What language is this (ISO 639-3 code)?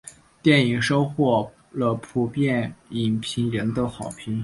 zho